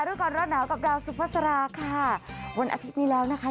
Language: Thai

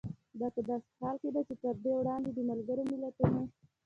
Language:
Pashto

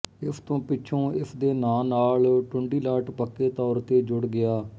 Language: Punjabi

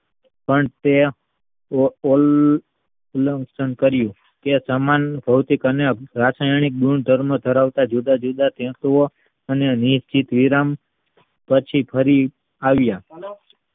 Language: Gujarati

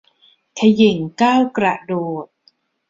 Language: Thai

